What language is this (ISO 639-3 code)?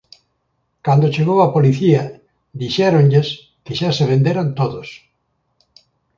glg